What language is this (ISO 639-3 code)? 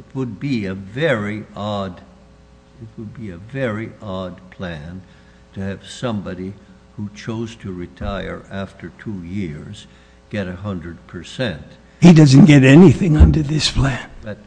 eng